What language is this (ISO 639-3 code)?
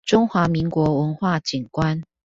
zho